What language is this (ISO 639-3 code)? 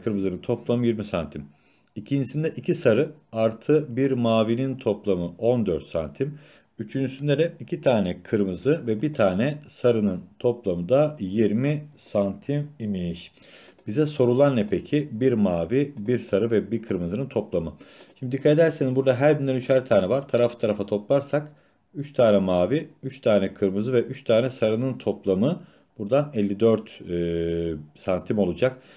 tur